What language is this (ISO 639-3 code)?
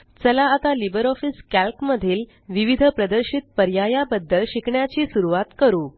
mar